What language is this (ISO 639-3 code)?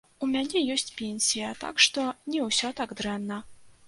bel